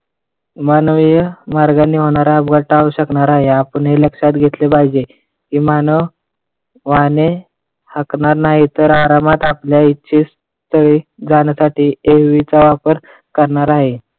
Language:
Marathi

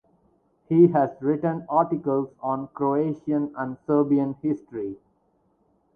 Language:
English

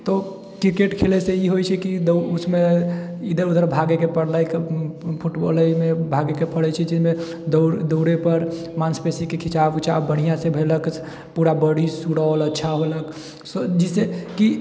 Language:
Maithili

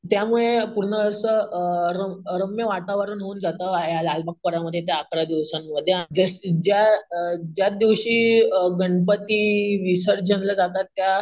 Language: Marathi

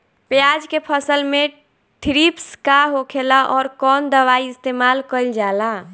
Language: Bhojpuri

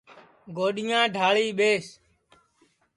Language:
Sansi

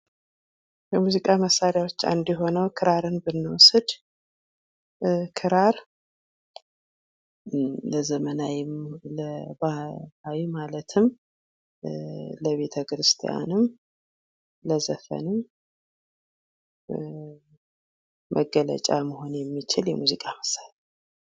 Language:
Amharic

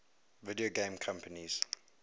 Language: English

